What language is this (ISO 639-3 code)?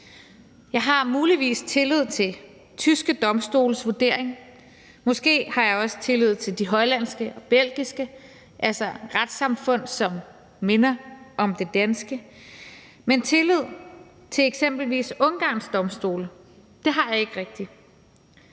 dan